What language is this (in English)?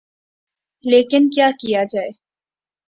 Urdu